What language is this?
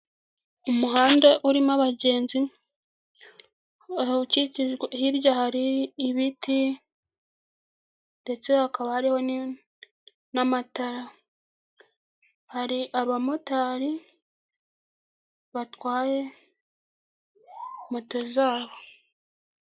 Kinyarwanda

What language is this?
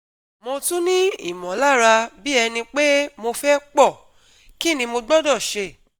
Yoruba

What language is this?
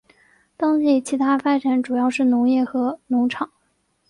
Chinese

